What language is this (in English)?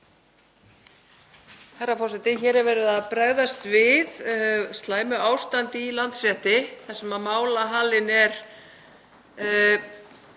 Icelandic